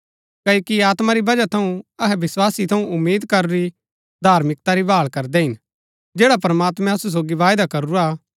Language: Gaddi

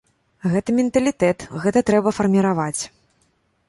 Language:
Belarusian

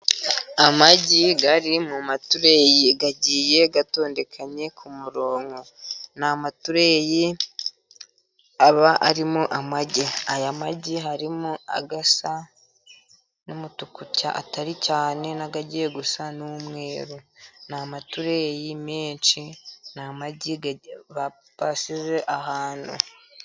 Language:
Kinyarwanda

